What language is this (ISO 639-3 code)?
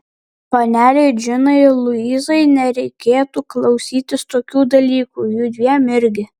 lit